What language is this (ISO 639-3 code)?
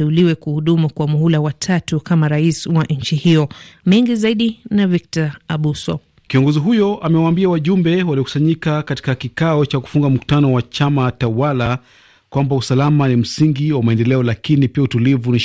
swa